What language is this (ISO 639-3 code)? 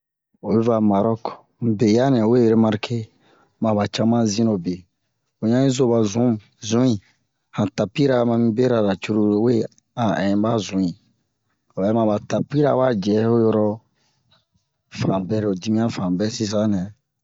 bmq